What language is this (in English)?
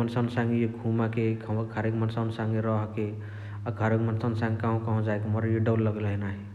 Chitwania Tharu